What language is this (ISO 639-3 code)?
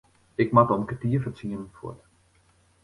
fry